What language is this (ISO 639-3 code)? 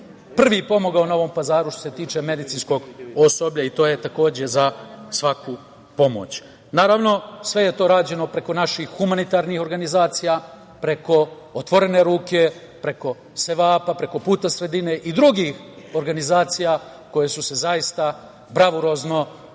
srp